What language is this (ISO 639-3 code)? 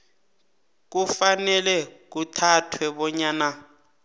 nbl